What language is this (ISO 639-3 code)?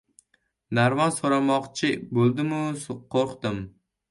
uzb